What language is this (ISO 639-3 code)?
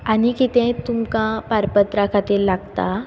kok